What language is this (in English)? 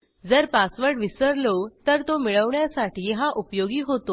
Marathi